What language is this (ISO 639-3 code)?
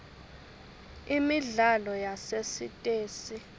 ssw